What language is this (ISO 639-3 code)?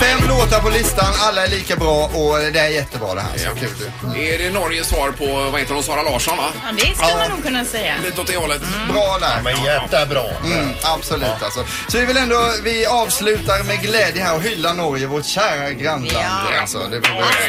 swe